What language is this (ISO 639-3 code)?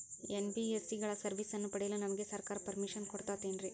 kan